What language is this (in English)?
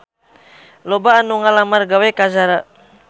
Sundanese